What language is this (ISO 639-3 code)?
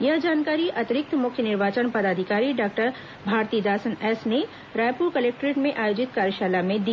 hin